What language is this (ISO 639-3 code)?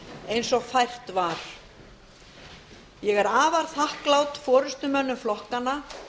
isl